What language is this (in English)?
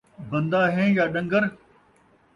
Saraiki